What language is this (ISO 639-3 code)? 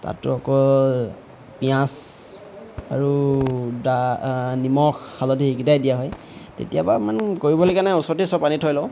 asm